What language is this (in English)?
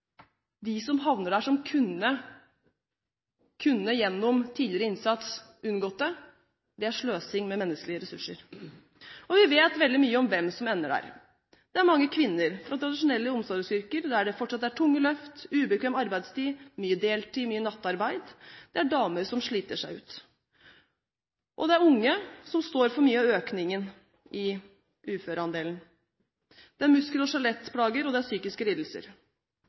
Norwegian Bokmål